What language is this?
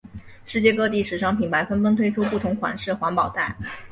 Chinese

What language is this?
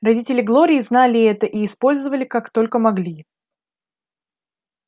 Russian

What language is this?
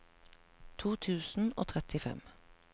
Norwegian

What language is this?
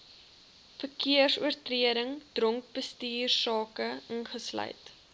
Afrikaans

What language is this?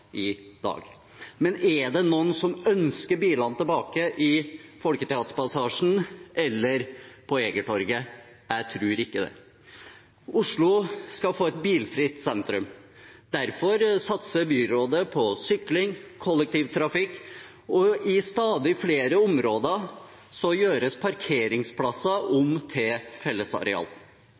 Norwegian Bokmål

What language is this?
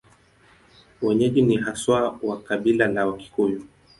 Swahili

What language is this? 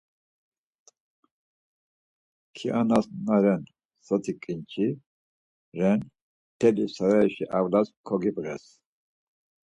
Laz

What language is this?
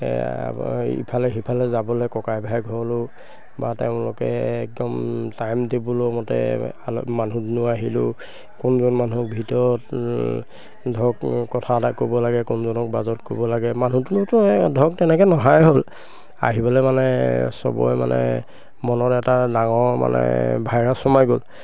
Assamese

